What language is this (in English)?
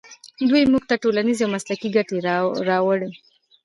Pashto